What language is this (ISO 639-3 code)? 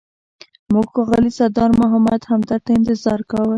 pus